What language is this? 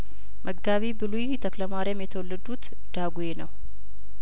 Amharic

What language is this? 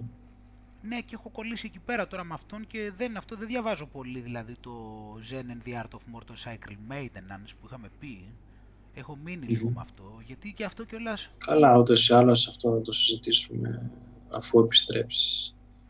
Greek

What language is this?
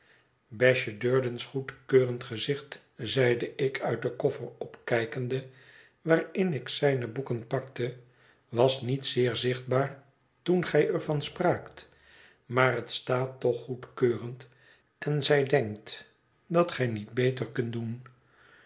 Dutch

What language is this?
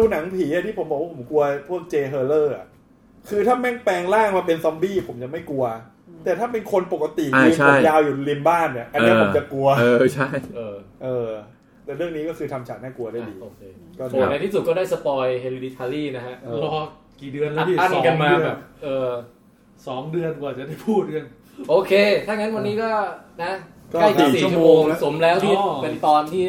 Thai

